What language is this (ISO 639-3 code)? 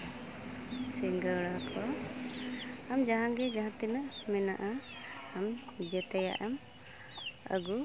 sat